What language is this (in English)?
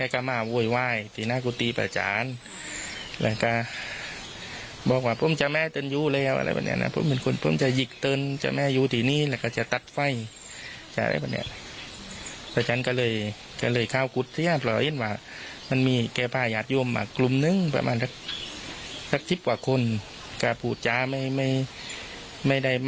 Thai